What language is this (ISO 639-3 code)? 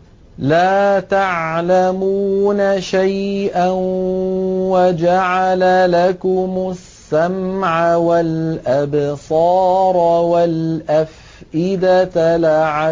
ara